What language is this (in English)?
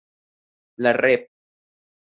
Spanish